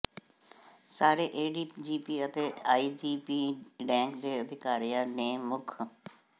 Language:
Punjabi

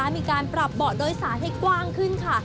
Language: Thai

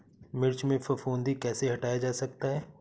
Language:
Hindi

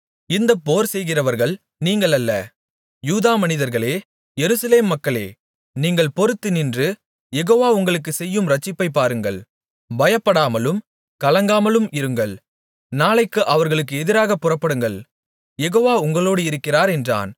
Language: Tamil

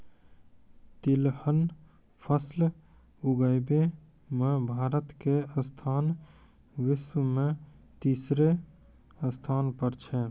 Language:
Maithili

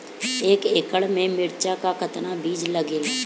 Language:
Bhojpuri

